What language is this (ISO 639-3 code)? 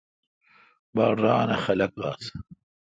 xka